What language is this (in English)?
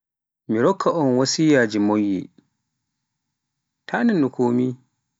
Pular